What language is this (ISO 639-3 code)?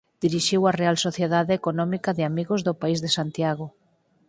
glg